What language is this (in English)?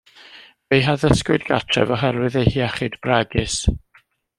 Welsh